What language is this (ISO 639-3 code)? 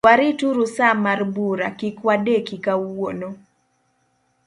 luo